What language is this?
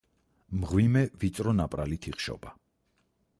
Georgian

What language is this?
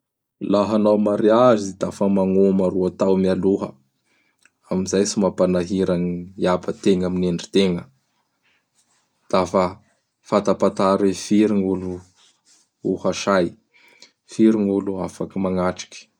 Bara Malagasy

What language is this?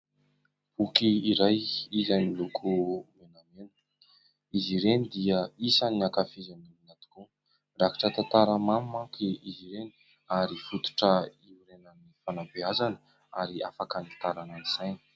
Malagasy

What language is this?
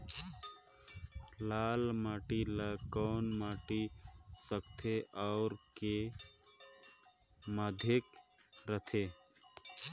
Chhattisgarhi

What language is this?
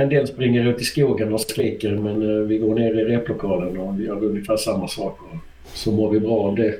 Swedish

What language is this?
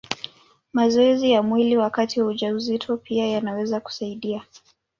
Swahili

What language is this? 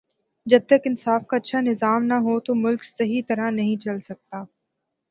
Urdu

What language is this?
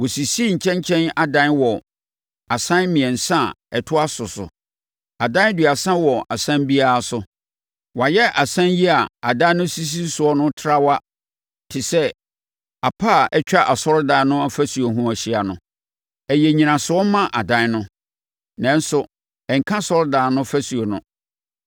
Akan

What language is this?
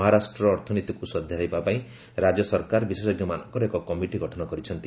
Odia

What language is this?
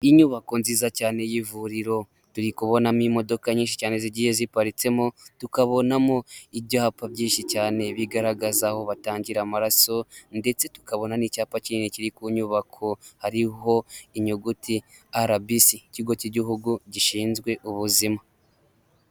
Kinyarwanda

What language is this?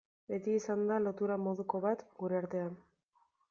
Basque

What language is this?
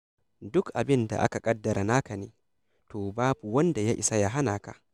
Hausa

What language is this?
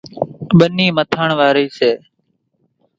Kachi Koli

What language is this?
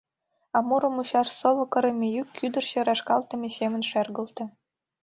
Mari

